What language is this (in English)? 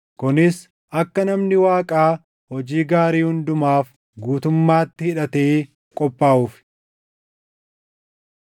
Oromo